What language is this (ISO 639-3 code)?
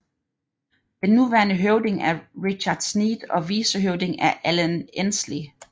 dan